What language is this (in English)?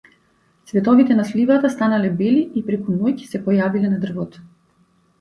Macedonian